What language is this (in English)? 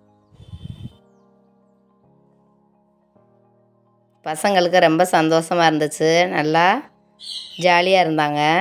Thai